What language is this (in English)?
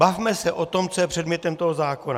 Czech